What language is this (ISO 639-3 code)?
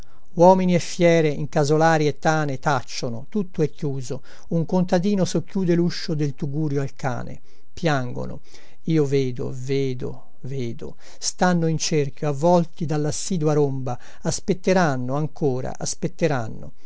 ita